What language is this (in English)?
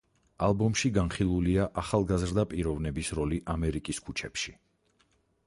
Georgian